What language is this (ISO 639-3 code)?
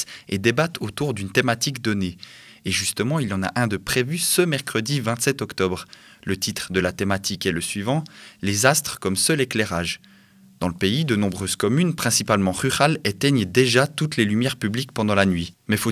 fra